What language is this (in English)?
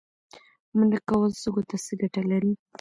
Pashto